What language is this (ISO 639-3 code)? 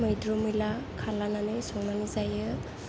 brx